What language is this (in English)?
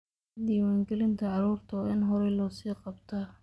Somali